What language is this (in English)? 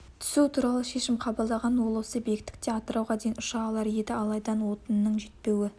Kazakh